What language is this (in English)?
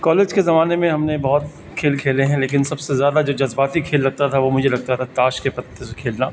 Urdu